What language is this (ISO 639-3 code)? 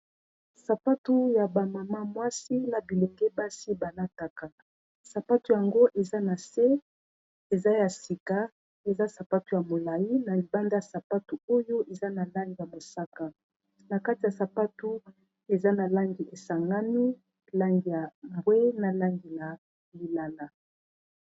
lin